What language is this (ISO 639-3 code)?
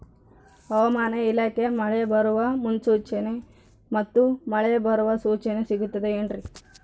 kan